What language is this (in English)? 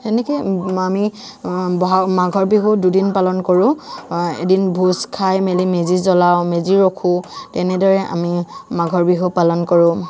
Assamese